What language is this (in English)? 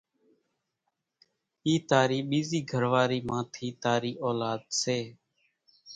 Kachi Koli